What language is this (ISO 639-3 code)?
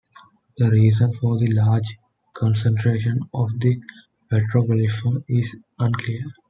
eng